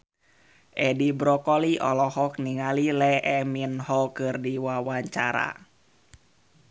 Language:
Sundanese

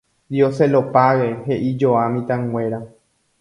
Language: Guarani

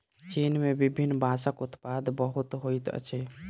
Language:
Maithili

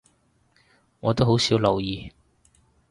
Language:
Cantonese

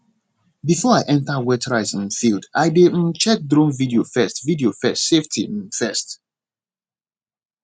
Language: Nigerian Pidgin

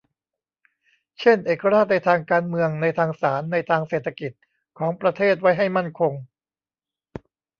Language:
Thai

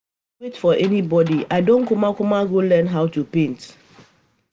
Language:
Nigerian Pidgin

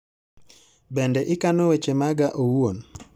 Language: Luo (Kenya and Tanzania)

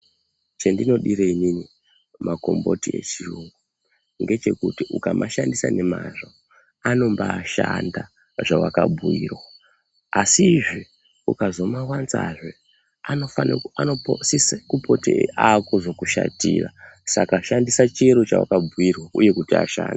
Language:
Ndau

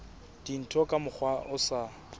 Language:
Southern Sotho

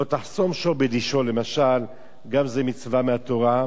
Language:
Hebrew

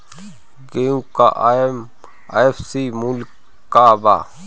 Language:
Bhojpuri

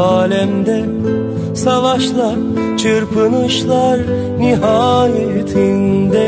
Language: Turkish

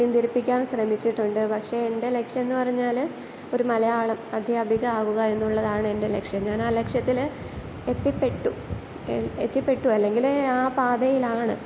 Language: Malayalam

